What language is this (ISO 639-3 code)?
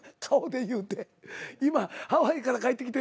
jpn